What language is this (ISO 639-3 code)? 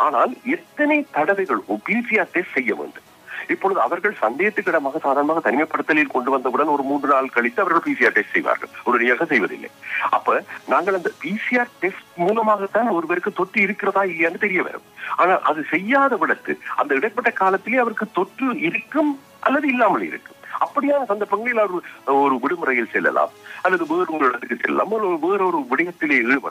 nld